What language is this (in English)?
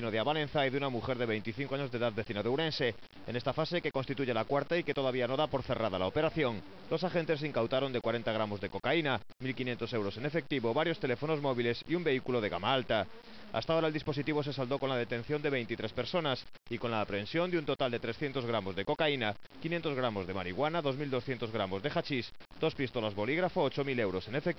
Spanish